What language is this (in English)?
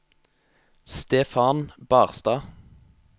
Norwegian